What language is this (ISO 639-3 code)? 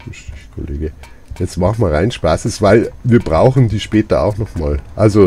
deu